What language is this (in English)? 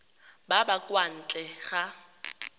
Tswana